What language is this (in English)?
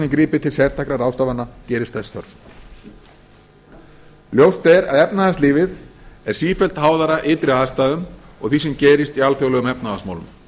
Icelandic